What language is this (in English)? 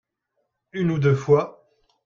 French